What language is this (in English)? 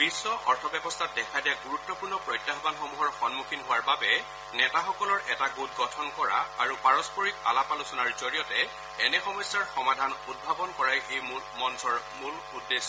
Assamese